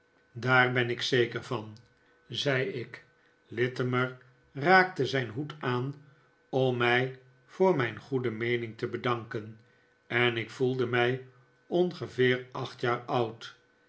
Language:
Dutch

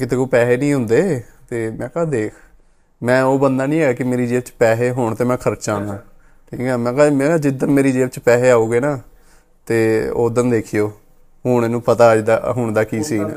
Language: Punjabi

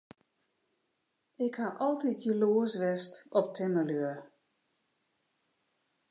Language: Western Frisian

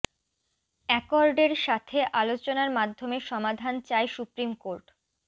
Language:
Bangla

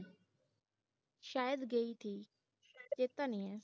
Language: Punjabi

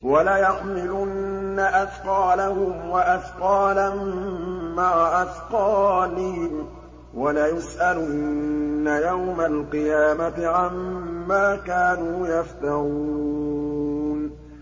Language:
Arabic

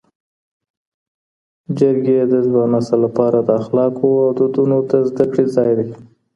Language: Pashto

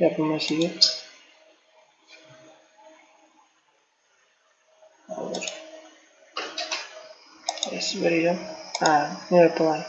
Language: Turkish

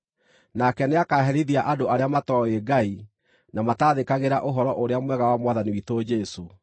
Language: Kikuyu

